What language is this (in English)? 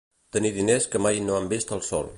Catalan